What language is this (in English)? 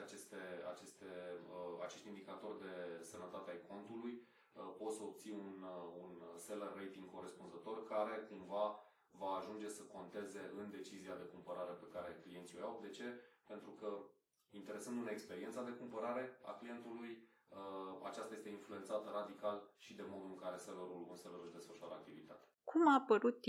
Romanian